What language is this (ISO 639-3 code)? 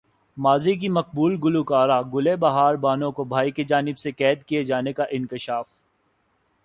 urd